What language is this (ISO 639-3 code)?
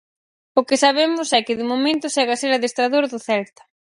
glg